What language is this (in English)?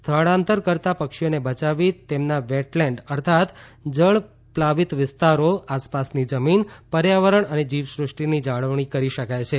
Gujarati